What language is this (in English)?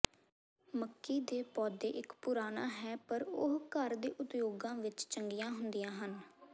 Punjabi